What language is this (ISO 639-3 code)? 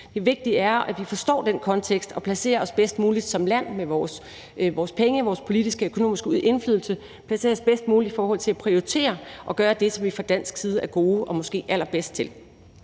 dan